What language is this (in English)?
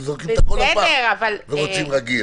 Hebrew